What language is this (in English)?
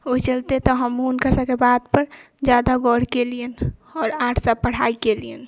Maithili